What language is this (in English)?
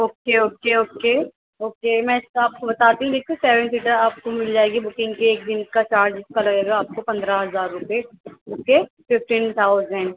Urdu